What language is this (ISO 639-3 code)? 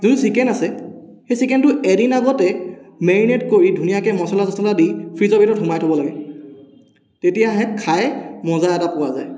asm